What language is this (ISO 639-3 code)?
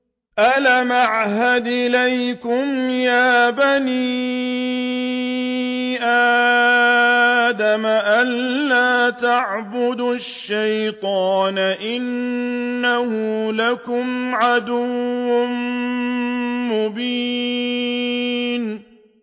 ara